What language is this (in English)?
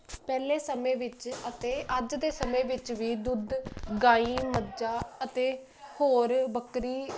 Punjabi